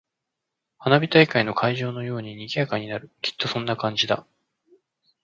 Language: Japanese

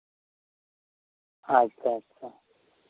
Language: Santali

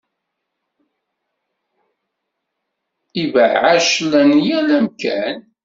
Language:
Kabyle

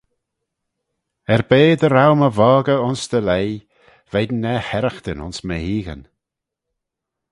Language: Manx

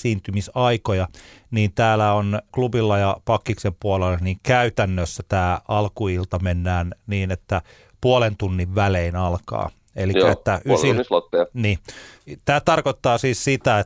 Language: Finnish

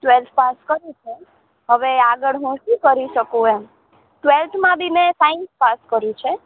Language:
Gujarati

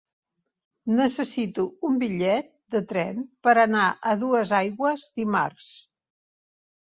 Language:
Catalan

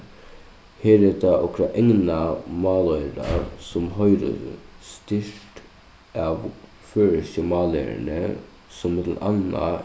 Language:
Faroese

